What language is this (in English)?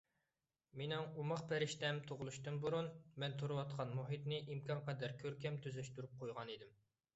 Uyghur